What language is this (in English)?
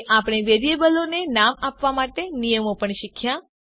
Gujarati